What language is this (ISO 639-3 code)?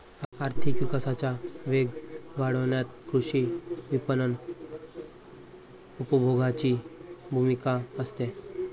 mar